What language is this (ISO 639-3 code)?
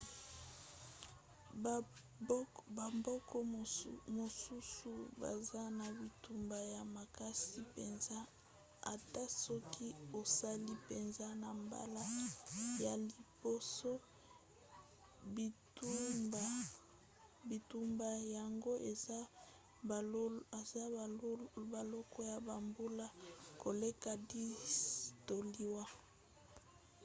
lin